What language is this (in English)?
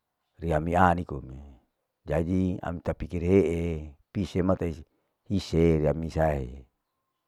Larike-Wakasihu